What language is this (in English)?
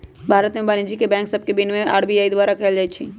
Magahi